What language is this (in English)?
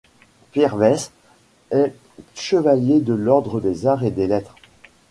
French